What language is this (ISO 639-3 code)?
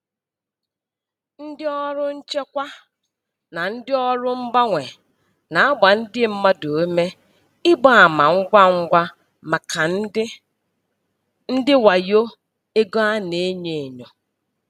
ibo